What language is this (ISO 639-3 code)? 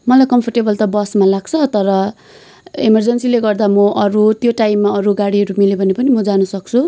nep